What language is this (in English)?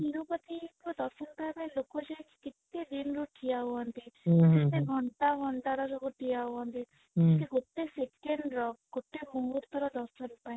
Odia